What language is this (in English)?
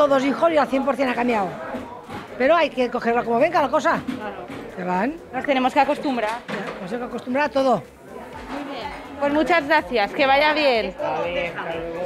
Spanish